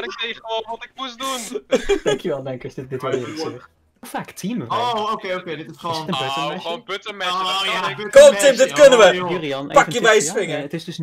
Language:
Dutch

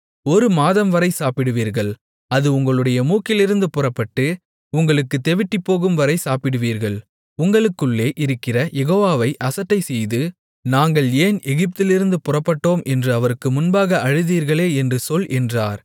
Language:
Tamil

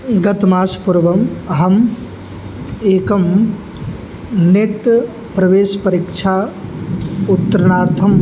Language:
Sanskrit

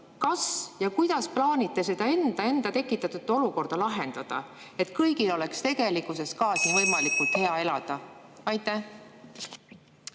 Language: Estonian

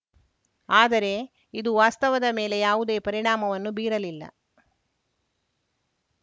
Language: Kannada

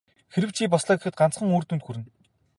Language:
Mongolian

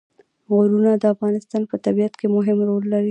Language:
Pashto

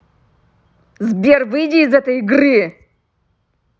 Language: Russian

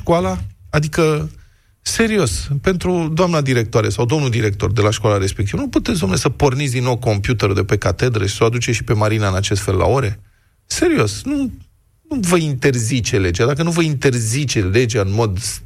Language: Romanian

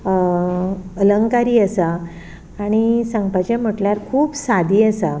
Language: Konkani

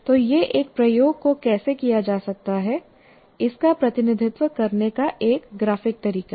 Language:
Hindi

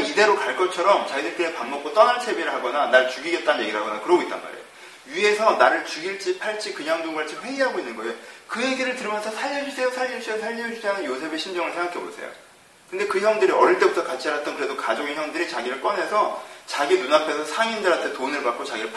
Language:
Korean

